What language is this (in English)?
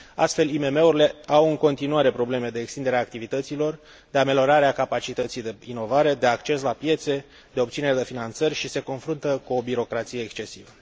Romanian